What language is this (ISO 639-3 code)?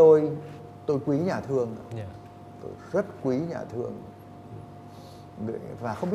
vie